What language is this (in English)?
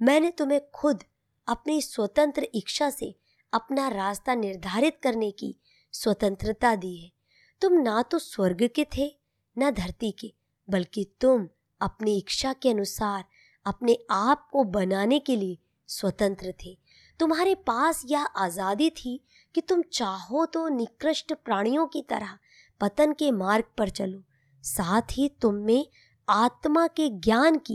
Hindi